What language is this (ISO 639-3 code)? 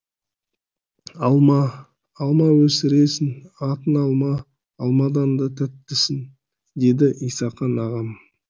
kaz